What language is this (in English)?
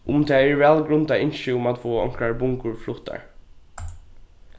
Faroese